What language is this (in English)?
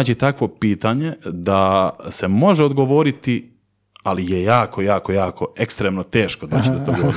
Croatian